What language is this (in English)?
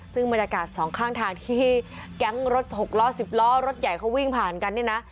Thai